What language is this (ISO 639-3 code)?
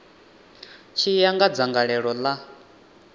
ven